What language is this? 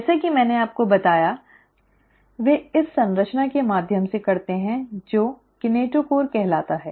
Hindi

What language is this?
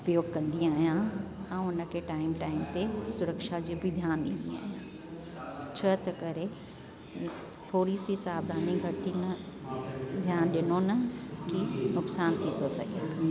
Sindhi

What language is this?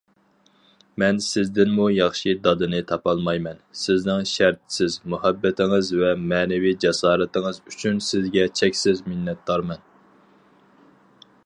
Uyghur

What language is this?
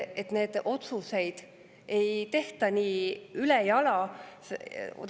Estonian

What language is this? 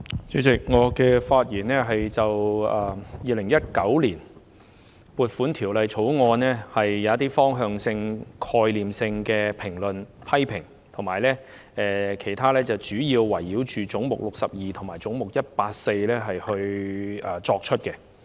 Cantonese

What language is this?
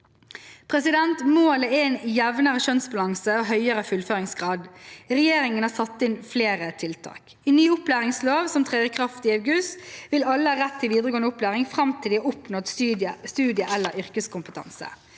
Norwegian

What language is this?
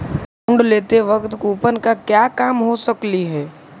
Magahi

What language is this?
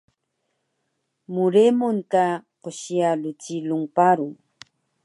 Taroko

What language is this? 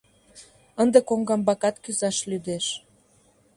Mari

